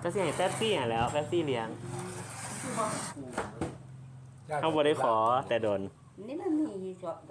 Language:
Thai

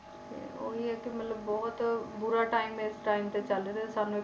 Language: Punjabi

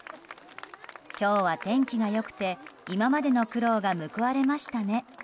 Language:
Japanese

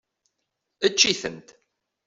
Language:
Kabyle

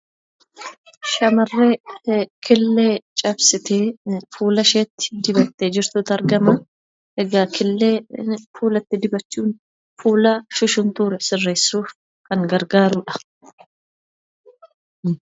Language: Oromo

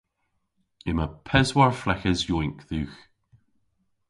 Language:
Cornish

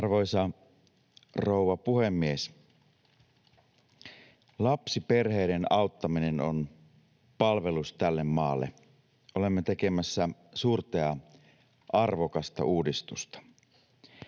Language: Finnish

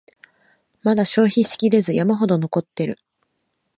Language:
Japanese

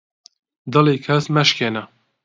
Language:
Central Kurdish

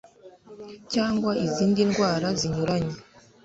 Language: Kinyarwanda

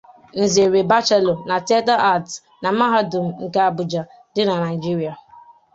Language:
Igbo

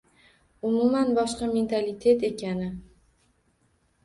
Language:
Uzbek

